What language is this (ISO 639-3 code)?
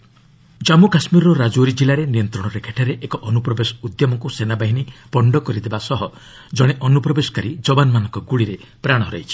ori